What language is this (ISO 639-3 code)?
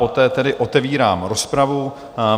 ces